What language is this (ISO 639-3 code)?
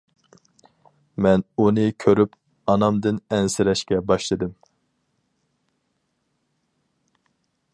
uig